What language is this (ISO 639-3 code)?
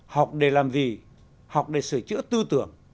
vie